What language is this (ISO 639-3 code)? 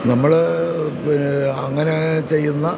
mal